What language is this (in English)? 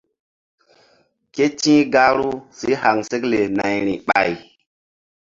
Mbum